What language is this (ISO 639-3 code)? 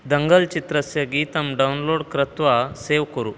san